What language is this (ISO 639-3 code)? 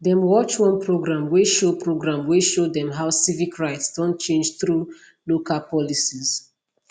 pcm